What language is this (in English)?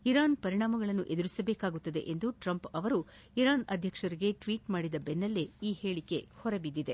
Kannada